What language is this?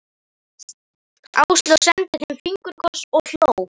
Icelandic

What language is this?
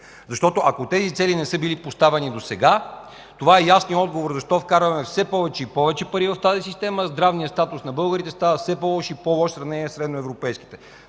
Bulgarian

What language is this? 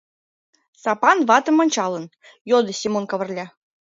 Mari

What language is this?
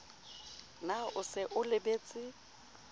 Southern Sotho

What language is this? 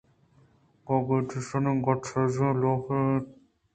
Eastern Balochi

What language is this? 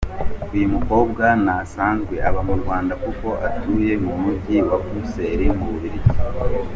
Kinyarwanda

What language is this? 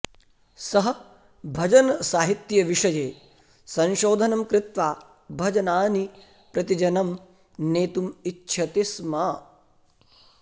Sanskrit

